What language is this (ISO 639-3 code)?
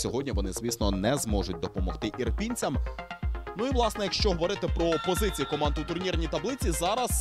ukr